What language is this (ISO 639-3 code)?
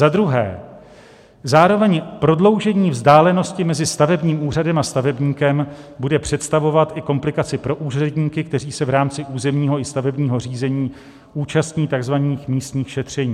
ces